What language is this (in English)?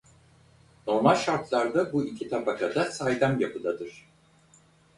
Turkish